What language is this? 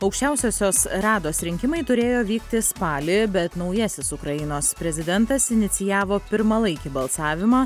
Lithuanian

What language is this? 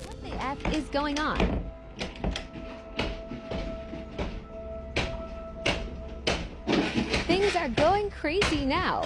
Indonesian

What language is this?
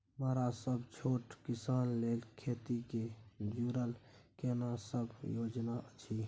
Maithili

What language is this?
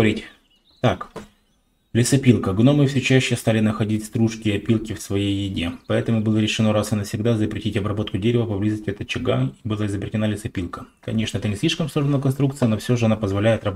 Russian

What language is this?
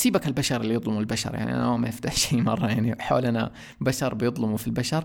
Arabic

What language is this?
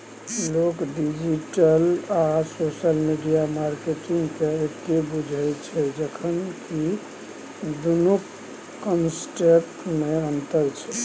Maithili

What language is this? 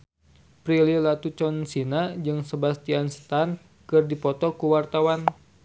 Sundanese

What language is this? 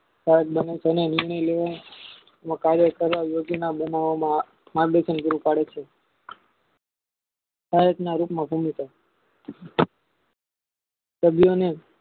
Gujarati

